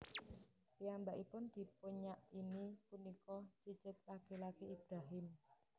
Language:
Javanese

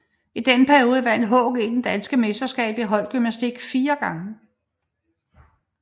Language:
Danish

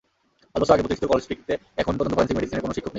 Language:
Bangla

